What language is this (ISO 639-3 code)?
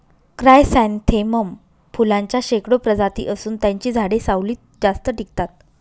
mar